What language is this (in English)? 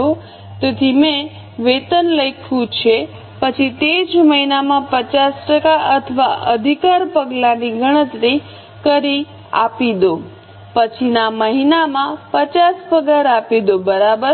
Gujarati